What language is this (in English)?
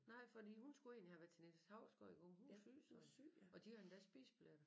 Danish